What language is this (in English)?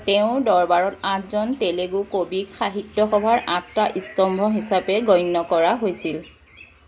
Assamese